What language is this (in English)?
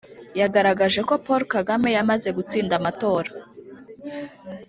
Kinyarwanda